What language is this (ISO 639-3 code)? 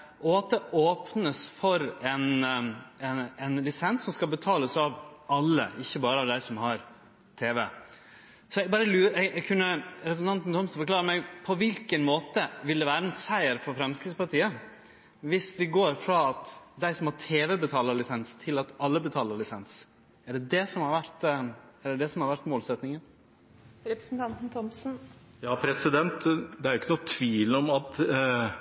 nor